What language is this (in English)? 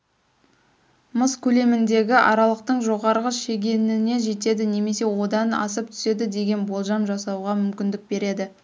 Kazakh